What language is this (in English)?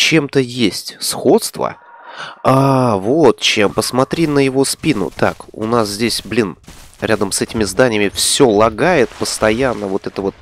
Russian